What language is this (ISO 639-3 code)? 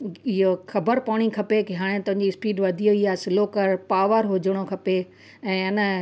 snd